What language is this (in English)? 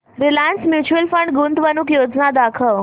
Marathi